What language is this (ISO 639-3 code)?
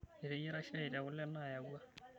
mas